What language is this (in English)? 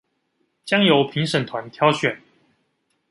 Chinese